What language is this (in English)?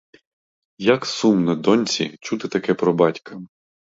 Ukrainian